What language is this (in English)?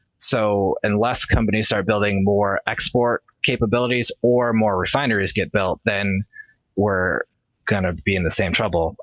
English